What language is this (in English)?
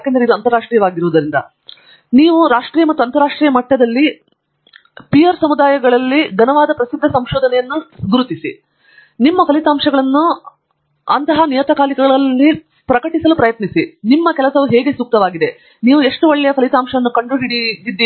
Kannada